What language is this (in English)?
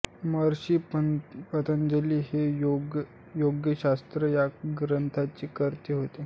Marathi